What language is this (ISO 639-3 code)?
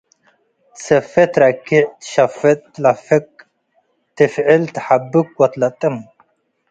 tig